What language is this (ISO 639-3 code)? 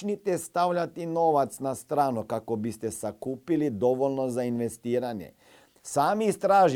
hrv